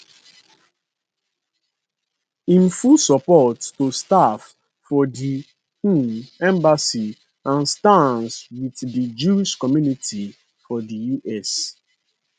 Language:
Nigerian Pidgin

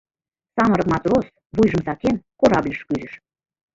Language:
Mari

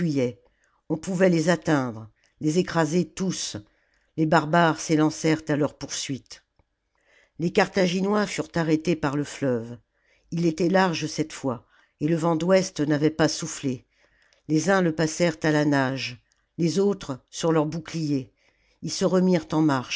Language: French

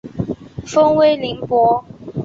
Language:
Chinese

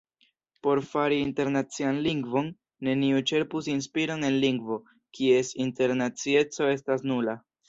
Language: Esperanto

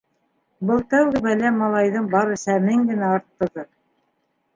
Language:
Bashkir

